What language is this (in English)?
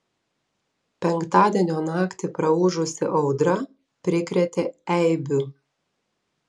Lithuanian